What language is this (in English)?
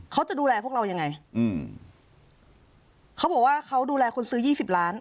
Thai